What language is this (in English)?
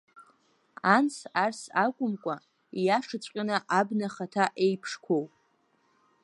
Abkhazian